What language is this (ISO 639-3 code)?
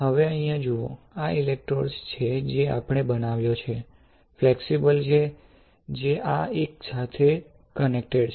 guj